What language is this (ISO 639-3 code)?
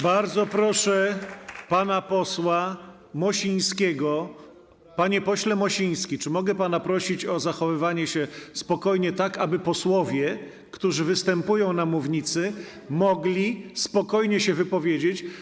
pol